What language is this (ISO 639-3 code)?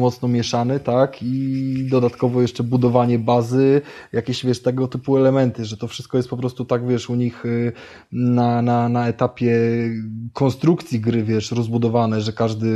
pol